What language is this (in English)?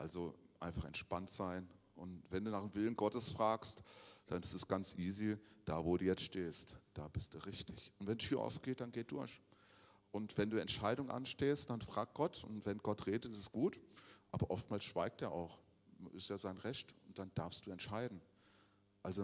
German